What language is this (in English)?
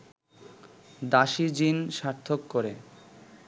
Bangla